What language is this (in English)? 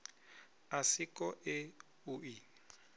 Venda